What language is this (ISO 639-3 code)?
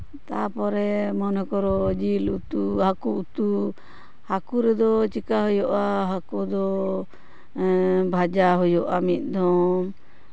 sat